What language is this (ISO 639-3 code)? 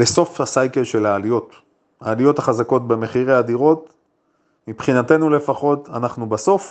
heb